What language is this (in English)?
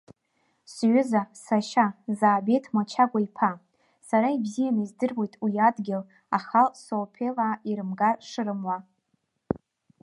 Abkhazian